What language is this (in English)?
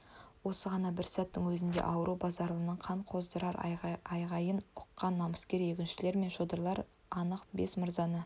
Kazakh